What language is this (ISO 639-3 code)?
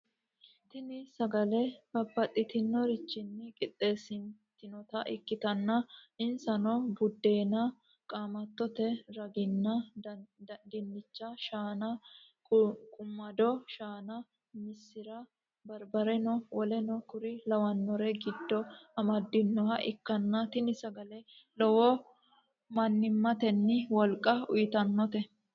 sid